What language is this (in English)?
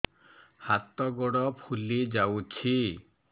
Odia